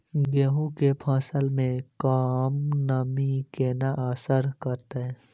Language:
Maithili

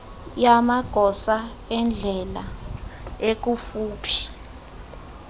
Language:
Xhosa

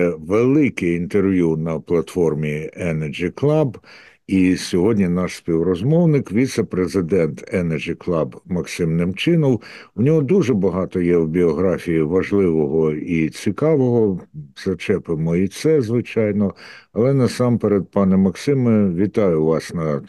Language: Ukrainian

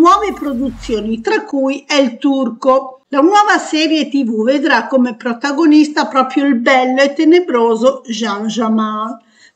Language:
Italian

